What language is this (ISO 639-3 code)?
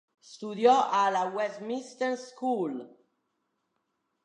ita